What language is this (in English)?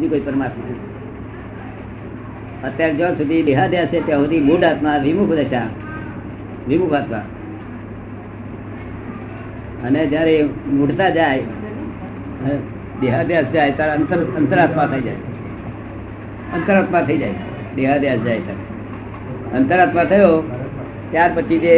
Gujarati